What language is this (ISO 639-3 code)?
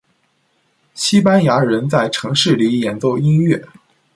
zho